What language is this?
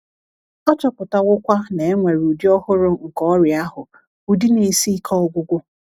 Igbo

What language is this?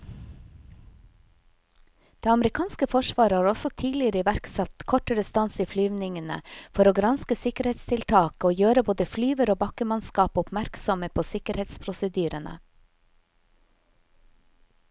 Norwegian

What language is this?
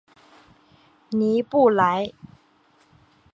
Chinese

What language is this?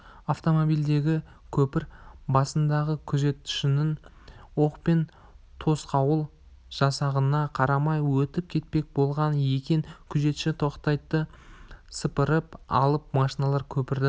Kazakh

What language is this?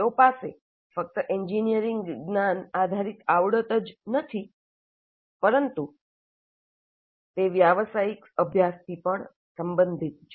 Gujarati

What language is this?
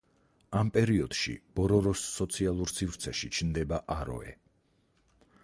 Georgian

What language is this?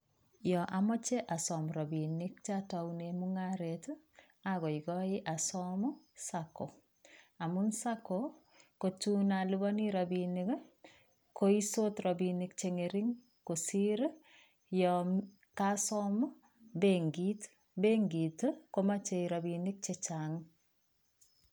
Kalenjin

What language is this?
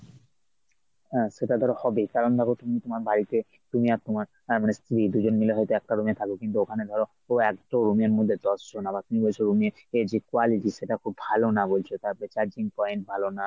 Bangla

